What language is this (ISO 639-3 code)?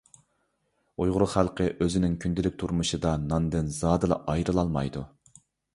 uig